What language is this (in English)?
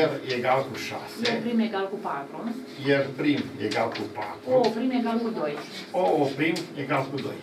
Romanian